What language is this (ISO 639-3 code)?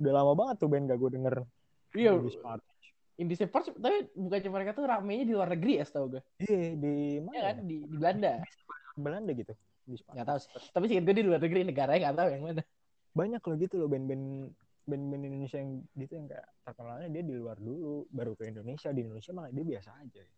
ind